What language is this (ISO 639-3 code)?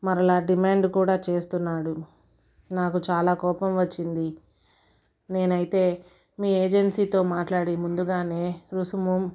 tel